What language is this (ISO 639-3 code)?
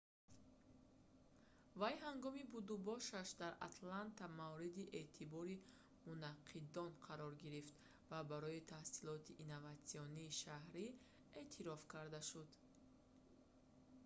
tgk